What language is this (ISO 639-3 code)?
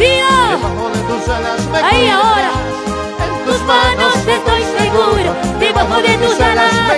spa